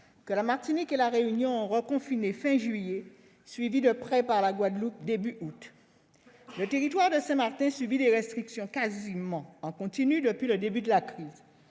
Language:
French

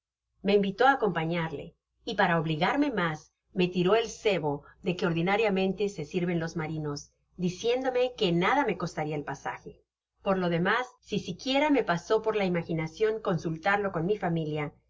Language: Spanish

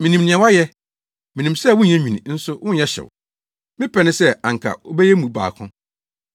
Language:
Akan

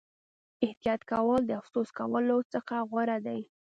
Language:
Pashto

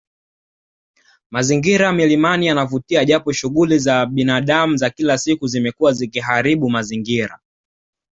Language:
Swahili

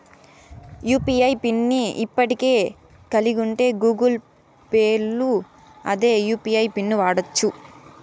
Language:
Telugu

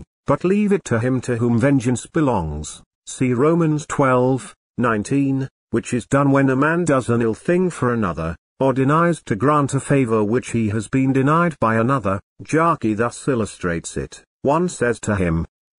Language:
English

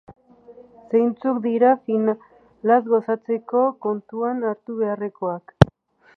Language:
Basque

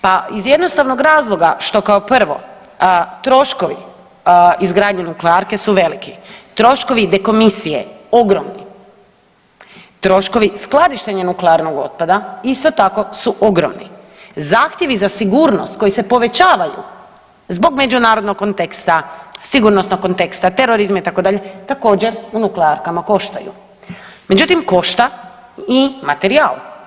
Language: Croatian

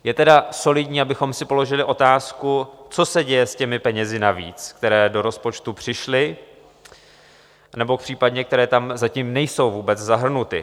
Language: Czech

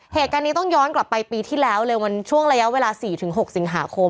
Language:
Thai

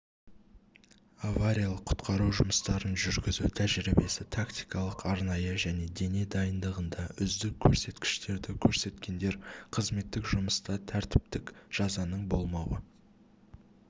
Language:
Kazakh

